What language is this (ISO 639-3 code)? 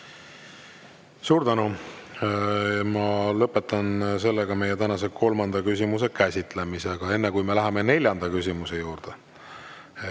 est